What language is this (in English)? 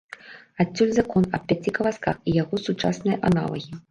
Belarusian